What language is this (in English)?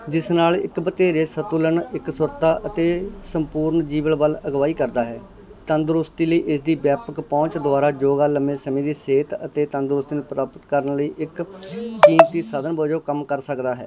Punjabi